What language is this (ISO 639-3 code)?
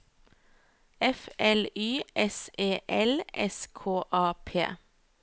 nor